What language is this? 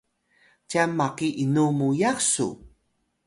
Atayal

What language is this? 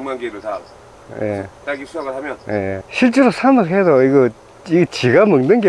Korean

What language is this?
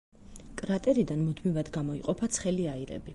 Georgian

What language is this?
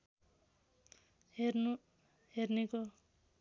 Nepali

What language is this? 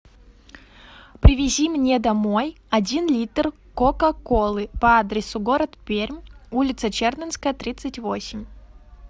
Russian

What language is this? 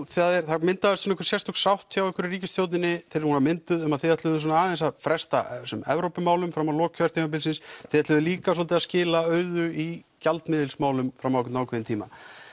Icelandic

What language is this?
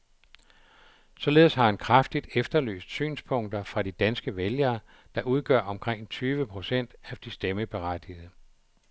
Danish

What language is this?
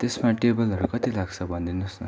Nepali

